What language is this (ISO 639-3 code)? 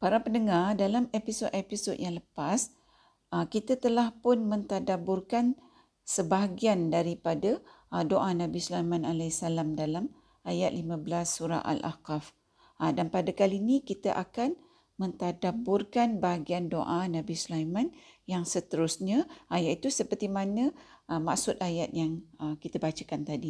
msa